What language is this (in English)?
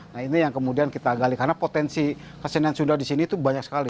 Indonesian